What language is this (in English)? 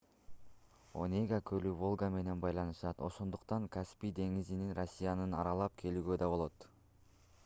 Kyrgyz